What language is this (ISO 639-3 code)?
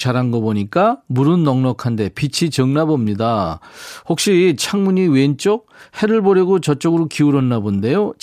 kor